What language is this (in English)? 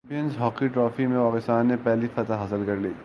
Urdu